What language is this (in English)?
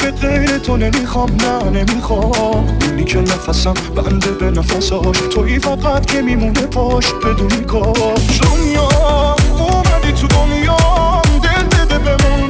Persian